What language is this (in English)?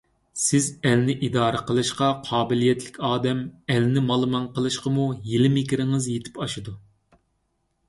Uyghur